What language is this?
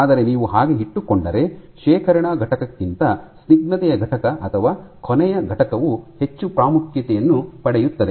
Kannada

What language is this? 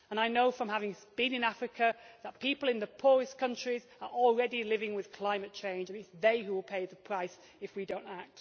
English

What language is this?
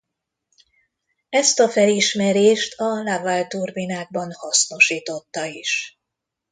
Hungarian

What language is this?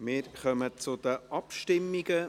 Swiss German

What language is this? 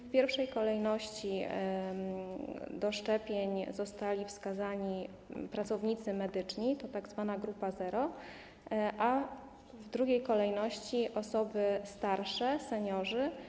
Polish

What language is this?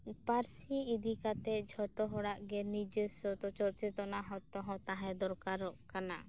Santali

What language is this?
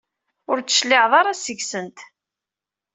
Kabyle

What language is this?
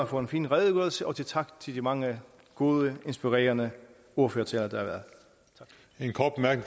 Danish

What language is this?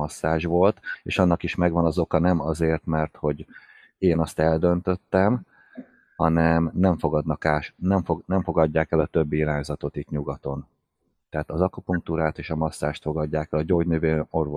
Hungarian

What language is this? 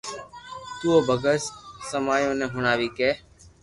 Loarki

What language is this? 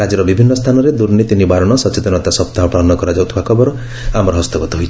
Odia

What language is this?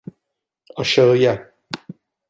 Turkish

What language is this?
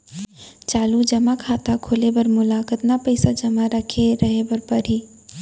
Chhattisgarhi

